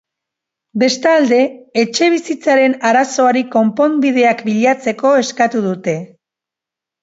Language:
Basque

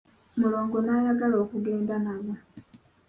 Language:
Ganda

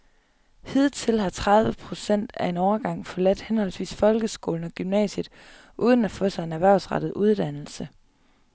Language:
Danish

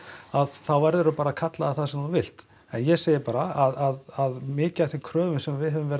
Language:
Icelandic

